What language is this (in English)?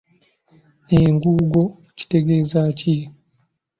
Ganda